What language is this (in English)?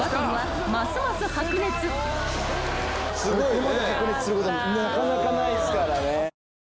Japanese